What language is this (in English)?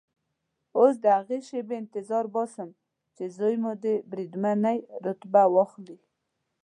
Pashto